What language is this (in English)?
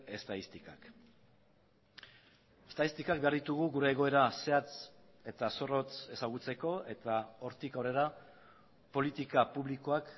Basque